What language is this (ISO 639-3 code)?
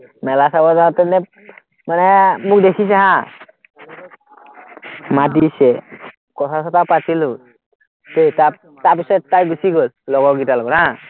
asm